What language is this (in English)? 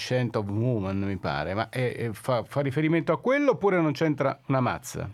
Italian